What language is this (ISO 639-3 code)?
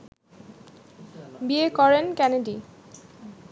ben